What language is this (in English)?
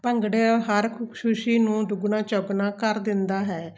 Punjabi